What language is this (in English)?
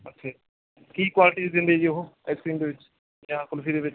Punjabi